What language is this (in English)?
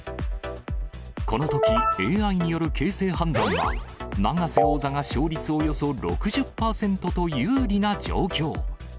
Japanese